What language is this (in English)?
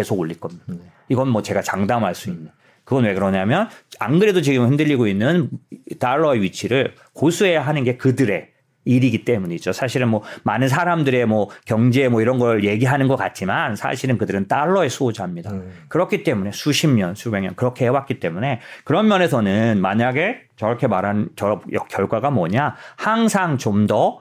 Korean